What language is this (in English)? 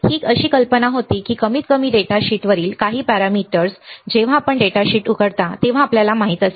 Marathi